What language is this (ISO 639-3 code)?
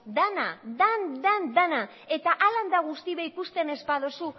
eus